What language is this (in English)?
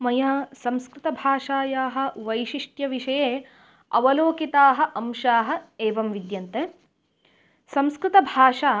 Sanskrit